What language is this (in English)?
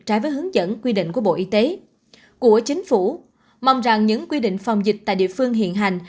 Vietnamese